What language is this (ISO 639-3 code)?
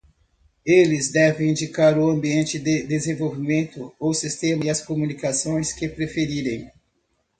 por